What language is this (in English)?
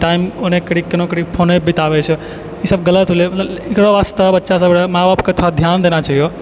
Maithili